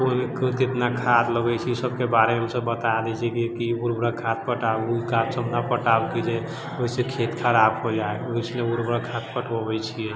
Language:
Maithili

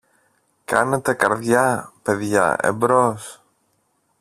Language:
Greek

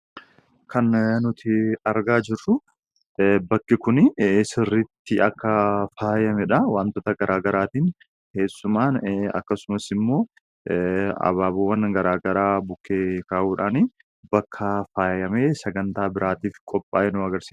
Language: Oromo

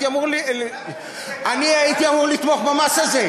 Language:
Hebrew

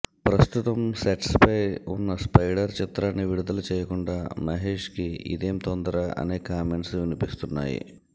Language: Telugu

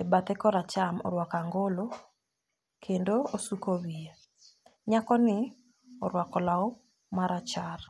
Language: Luo (Kenya and Tanzania)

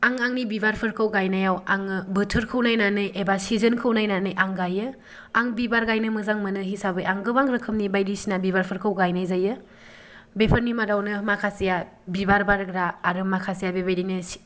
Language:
Bodo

